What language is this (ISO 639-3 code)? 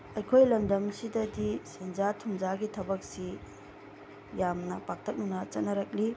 mni